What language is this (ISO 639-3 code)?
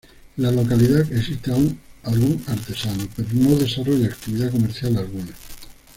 spa